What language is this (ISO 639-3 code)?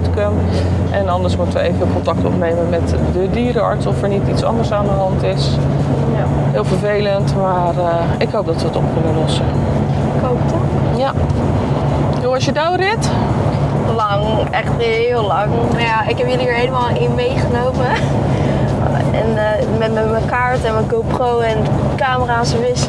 nld